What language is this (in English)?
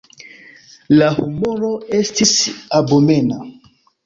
Esperanto